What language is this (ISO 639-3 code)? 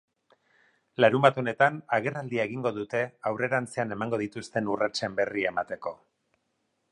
eus